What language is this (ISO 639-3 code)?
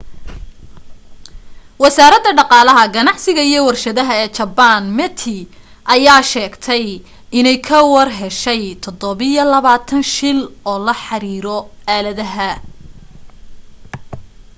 som